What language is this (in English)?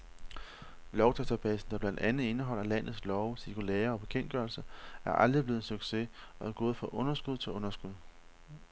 Danish